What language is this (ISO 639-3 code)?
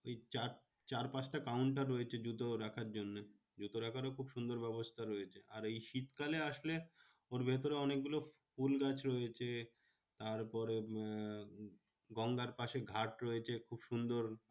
ben